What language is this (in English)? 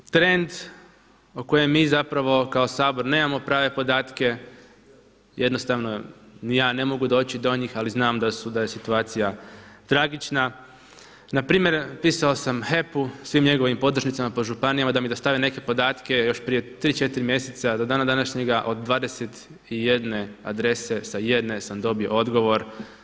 Croatian